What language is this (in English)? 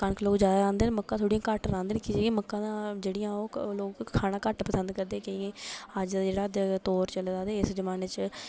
Dogri